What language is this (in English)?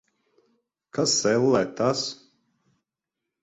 Latvian